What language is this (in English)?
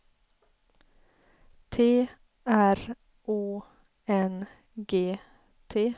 Swedish